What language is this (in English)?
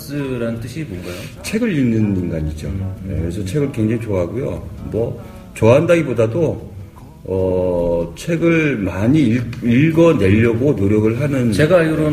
Korean